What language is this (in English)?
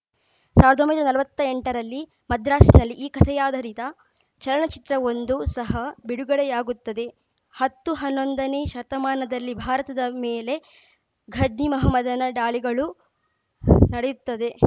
Kannada